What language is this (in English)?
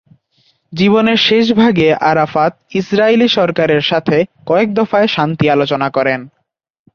Bangla